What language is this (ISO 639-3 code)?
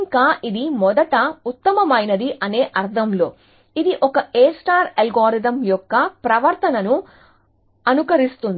tel